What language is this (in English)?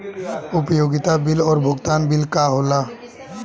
Bhojpuri